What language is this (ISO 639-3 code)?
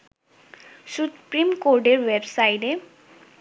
ben